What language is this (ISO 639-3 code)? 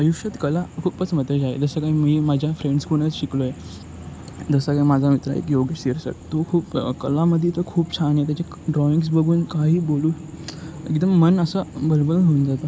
mar